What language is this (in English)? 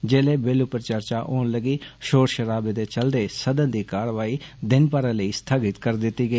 Dogri